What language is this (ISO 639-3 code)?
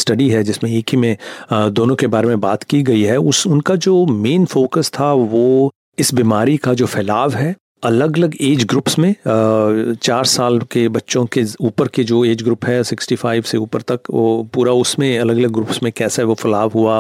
hin